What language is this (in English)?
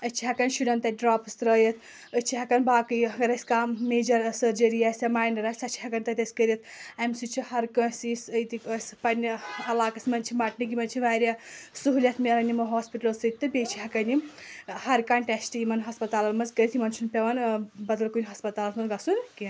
Kashmiri